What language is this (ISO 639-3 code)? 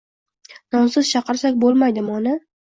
uzb